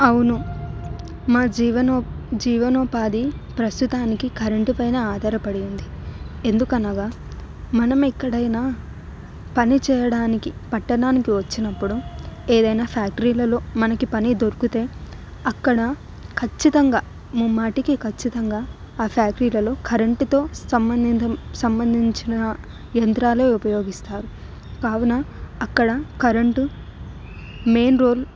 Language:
Telugu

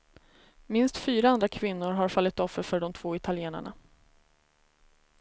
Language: Swedish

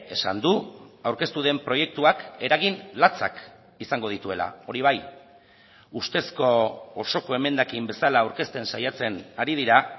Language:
Basque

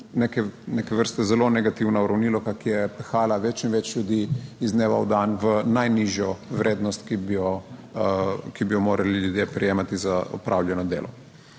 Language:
Slovenian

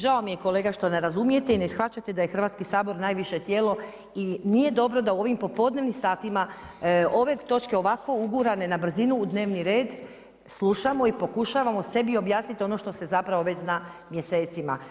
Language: Croatian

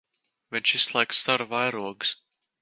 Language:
Latvian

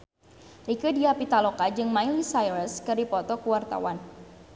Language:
Sundanese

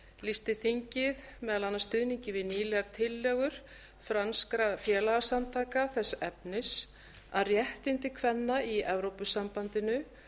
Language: Icelandic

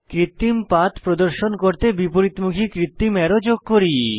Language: Bangla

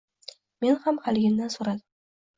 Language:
Uzbek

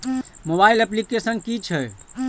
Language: Maithili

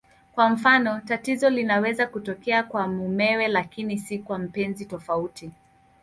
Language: Swahili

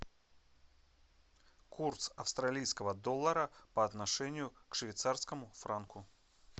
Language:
Russian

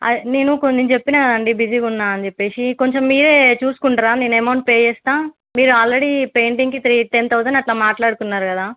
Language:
Telugu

